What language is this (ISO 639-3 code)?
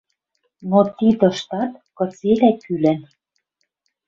mrj